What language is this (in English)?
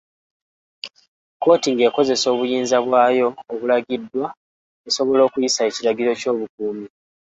Ganda